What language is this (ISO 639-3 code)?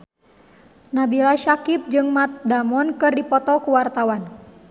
sun